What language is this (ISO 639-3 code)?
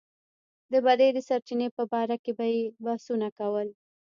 pus